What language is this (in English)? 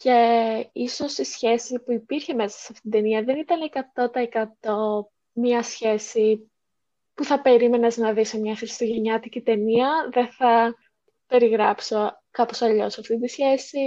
Greek